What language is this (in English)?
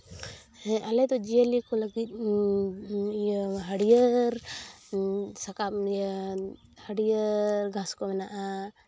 Santali